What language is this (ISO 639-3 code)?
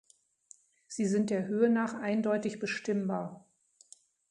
deu